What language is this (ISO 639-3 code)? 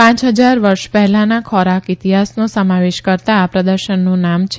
guj